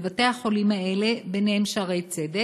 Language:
Hebrew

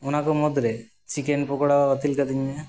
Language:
Santali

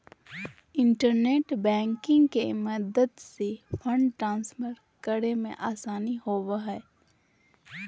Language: Magahi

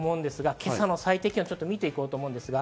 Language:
Japanese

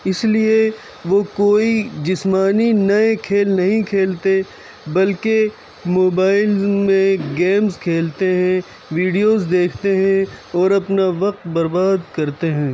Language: Urdu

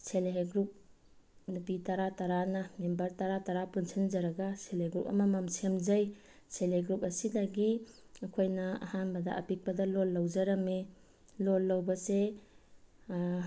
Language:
Manipuri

